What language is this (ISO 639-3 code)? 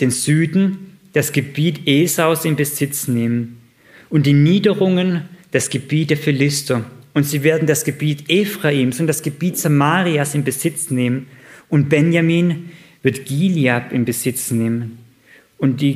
deu